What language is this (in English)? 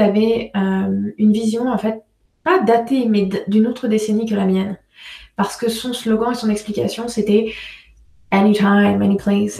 French